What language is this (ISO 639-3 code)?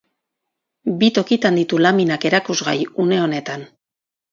eus